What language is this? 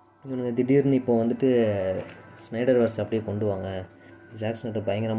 Tamil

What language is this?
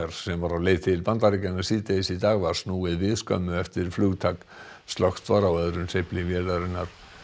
Icelandic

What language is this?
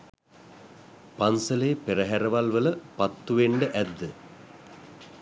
Sinhala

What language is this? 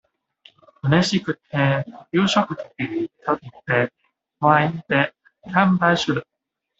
Japanese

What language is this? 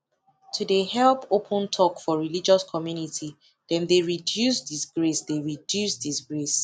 Nigerian Pidgin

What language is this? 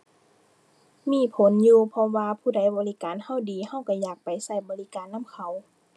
Thai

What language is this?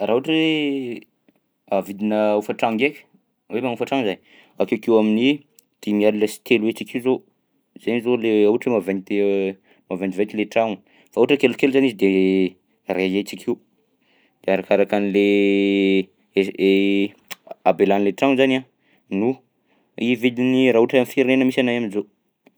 Southern Betsimisaraka Malagasy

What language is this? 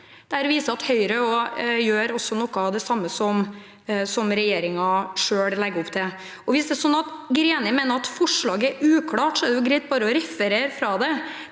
Norwegian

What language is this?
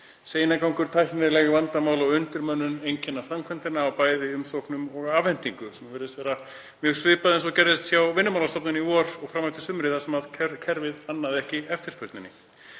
Icelandic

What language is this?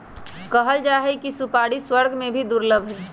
Magahi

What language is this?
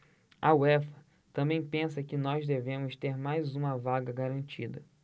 Portuguese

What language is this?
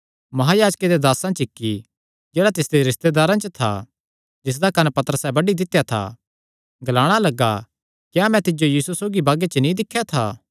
Kangri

